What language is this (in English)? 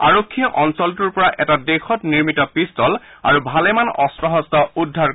Assamese